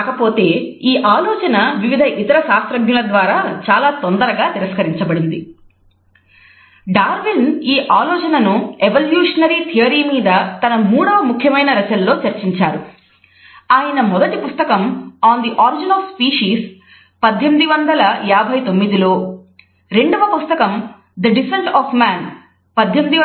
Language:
Telugu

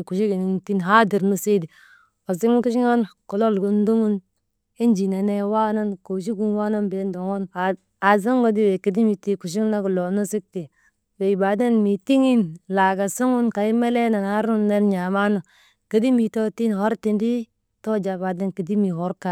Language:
Maba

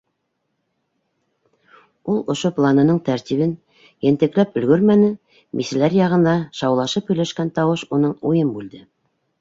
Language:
Bashkir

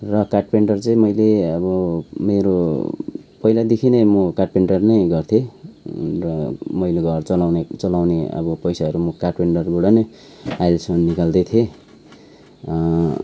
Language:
Nepali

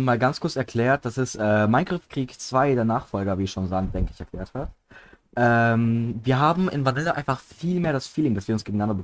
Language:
German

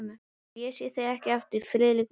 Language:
Icelandic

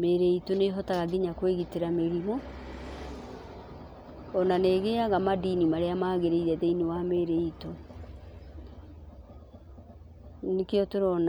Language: Kikuyu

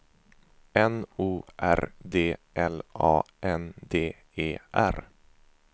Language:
Swedish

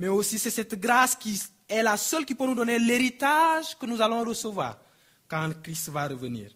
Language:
French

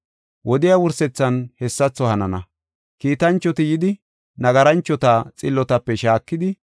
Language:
Gofa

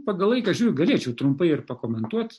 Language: Lithuanian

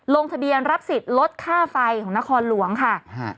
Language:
Thai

